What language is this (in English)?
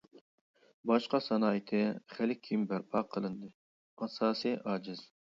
Uyghur